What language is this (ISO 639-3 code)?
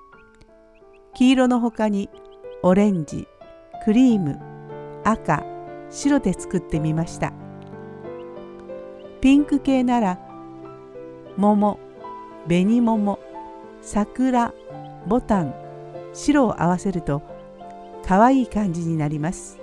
jpn